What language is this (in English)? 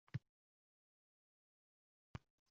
Uzbek